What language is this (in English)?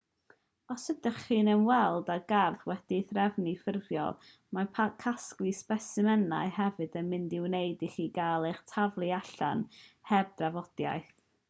Welsh